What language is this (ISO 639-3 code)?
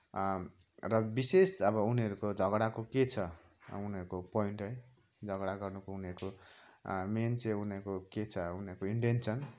nep